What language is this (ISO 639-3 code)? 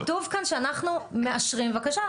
heb